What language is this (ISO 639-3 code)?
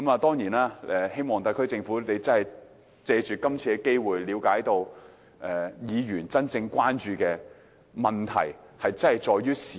yue